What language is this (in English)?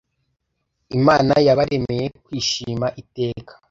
Kinyarwanda